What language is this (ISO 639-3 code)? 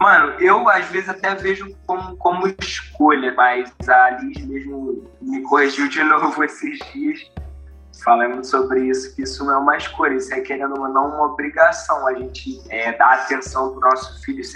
por